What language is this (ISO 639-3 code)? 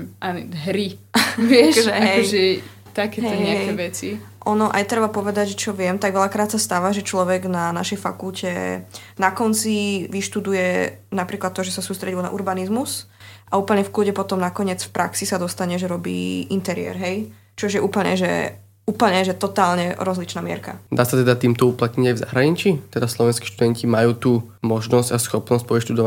slk